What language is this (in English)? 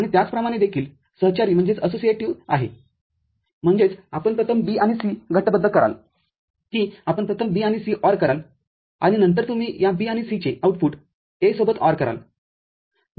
Marathi